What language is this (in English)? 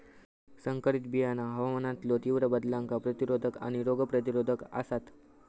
Marathi